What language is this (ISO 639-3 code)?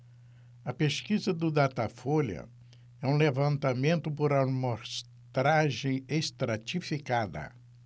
por